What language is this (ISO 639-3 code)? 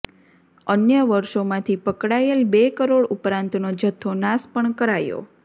guj